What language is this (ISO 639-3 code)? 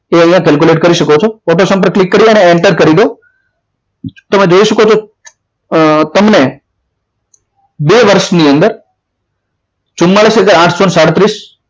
guj